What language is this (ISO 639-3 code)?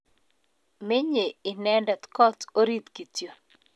kln